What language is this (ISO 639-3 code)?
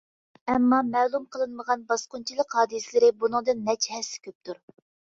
uig